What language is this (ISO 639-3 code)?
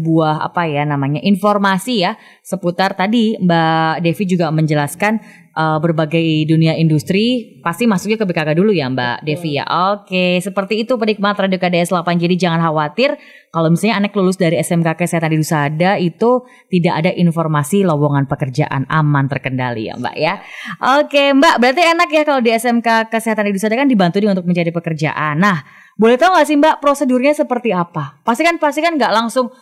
ind